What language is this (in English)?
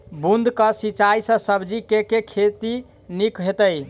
Maithili